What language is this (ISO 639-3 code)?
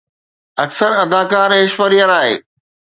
snd